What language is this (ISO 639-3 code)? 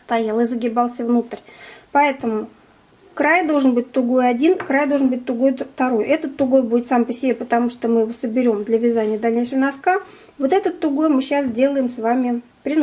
rus